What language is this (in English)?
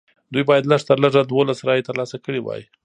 Pashto